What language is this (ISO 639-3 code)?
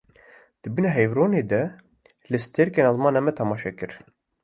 kur